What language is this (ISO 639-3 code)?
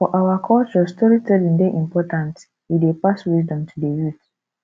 pcm